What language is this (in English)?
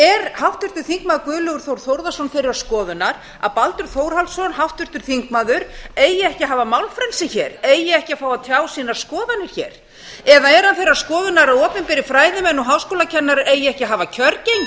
Icelandic